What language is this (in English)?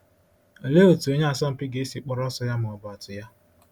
Igbo